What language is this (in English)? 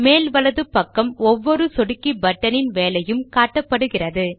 Tamil